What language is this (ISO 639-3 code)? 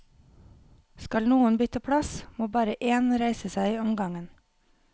nor